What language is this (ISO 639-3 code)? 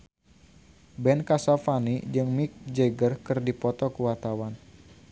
sun